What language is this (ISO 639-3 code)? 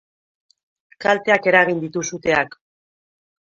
eus